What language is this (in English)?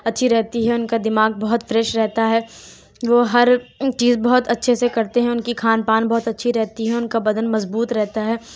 Urdu